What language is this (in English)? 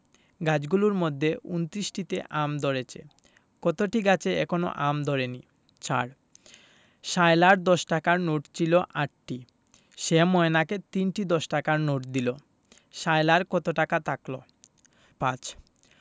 Bangla